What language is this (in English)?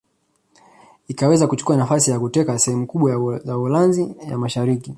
Swahili